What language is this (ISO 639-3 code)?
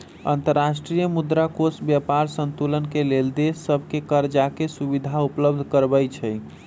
mag